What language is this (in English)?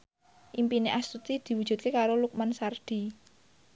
Javanese